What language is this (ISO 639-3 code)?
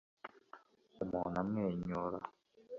kin